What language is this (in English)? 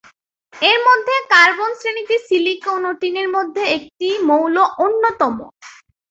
Bangla